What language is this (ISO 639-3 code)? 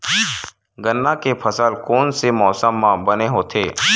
hne